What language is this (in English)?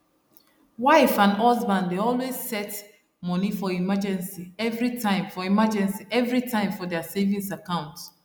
Nigerian Pidgin